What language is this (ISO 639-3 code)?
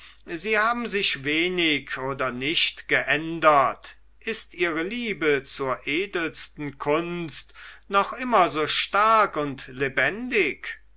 deu